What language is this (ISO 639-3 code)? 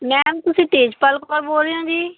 pan